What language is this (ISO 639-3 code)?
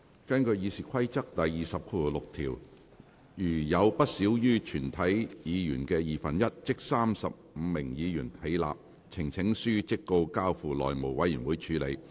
yue